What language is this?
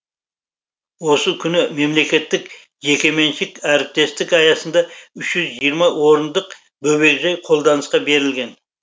Kazakh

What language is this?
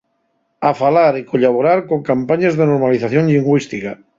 Asturian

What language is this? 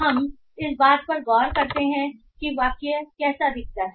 Hindi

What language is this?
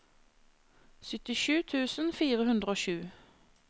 Norwegian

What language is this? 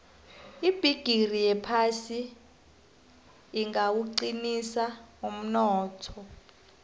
South Ndebele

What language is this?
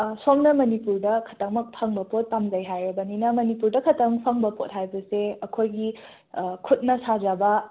Manipuri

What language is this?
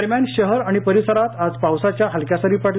Marathi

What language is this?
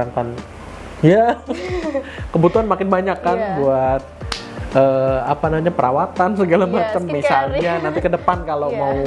Indonesian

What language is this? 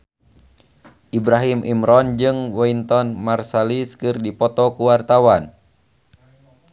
Sundanese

